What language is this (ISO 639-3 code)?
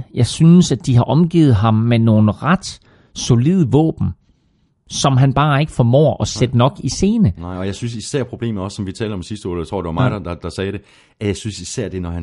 dan